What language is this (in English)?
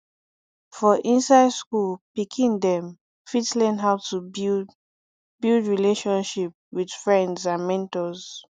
Nigerian Pidgin